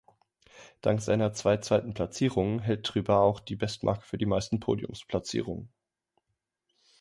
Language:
German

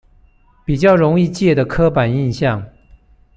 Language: Chinese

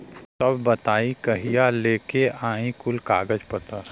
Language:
Bhojpuri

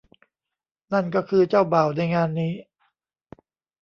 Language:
Thai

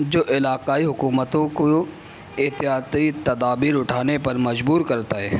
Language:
Urdu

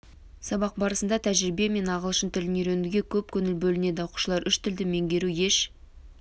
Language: Kazakh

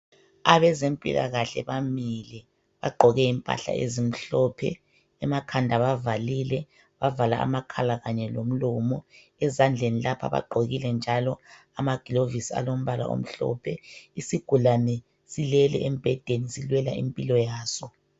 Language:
North Ndebele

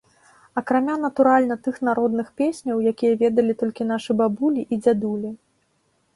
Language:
Belarusian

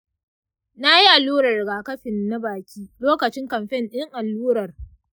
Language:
Hausa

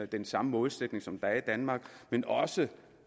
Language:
Danish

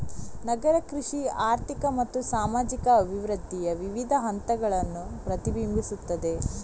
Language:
Kannada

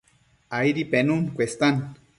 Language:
Matsés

